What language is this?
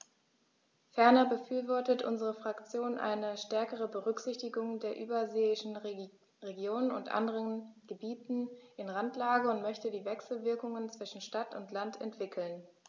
German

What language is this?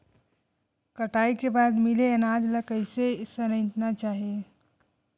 Chhattisgarhi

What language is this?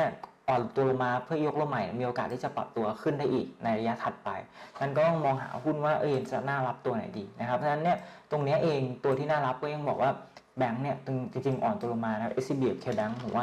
Thai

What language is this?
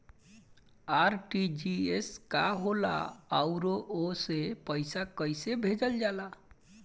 Bhojpuri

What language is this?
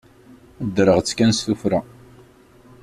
Kabyle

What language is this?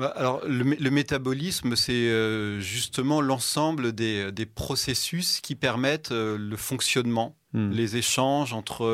French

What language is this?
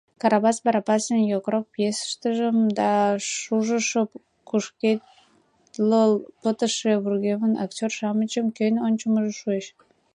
Mari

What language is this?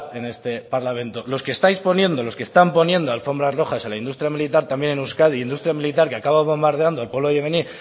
Spanish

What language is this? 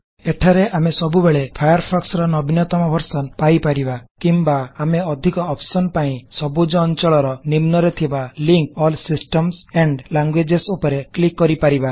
Odia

